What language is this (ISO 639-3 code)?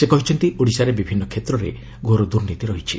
ori